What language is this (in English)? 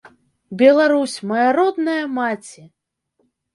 Belarusian